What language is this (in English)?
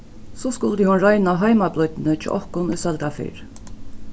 Faroese